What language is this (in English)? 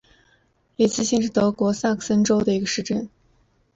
Chinese